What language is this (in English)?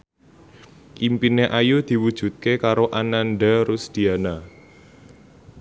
Javanese